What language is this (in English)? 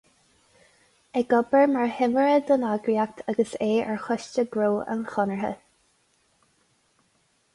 Irish